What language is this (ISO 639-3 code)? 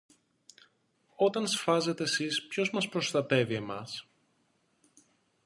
ell